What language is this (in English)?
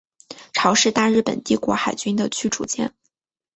Chinese